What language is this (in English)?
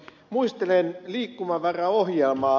Finnish